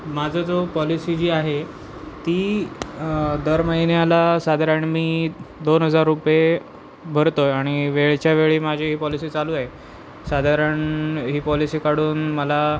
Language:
Marathi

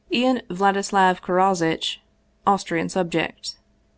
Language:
English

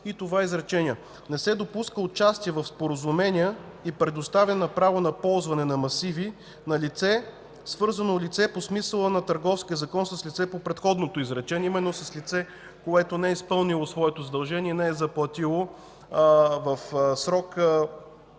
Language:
Bulgarian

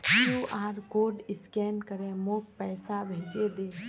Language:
Magahi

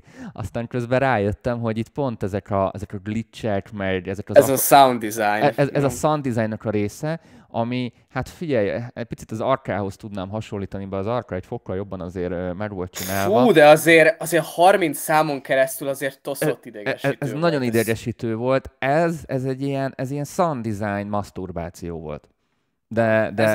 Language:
Hungarian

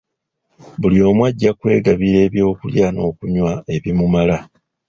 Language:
Ganda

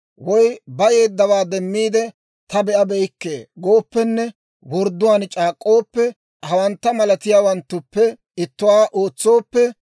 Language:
Dawro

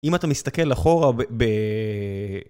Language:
Hebrew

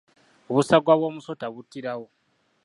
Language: Ganda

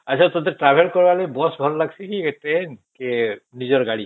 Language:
Odia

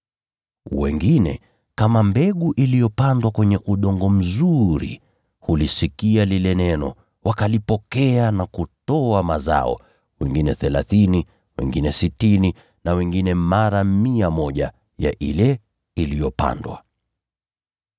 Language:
Swahili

